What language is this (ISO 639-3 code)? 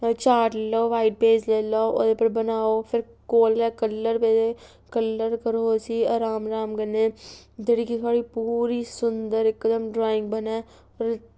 doi